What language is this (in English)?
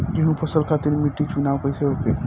Bhojpuri